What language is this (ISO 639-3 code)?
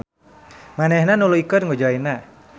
sun